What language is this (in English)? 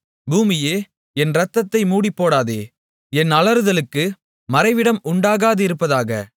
Tamil